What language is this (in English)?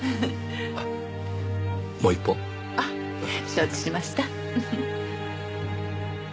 Japanese